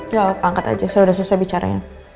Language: Indonesian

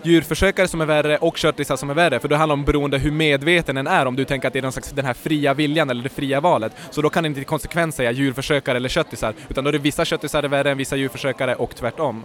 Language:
Swedish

